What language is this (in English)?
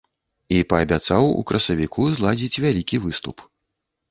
Belarusian